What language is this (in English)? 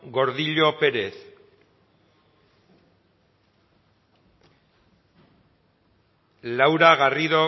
Basque